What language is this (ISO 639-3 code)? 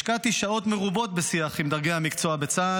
heb